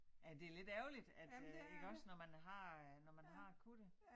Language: Danish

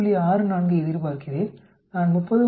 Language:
Tamil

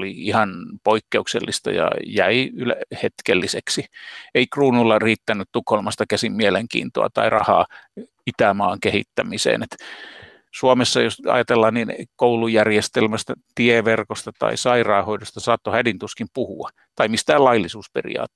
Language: Finnish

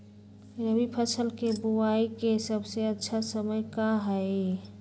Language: Magahi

